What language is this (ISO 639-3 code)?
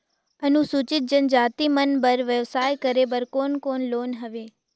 hne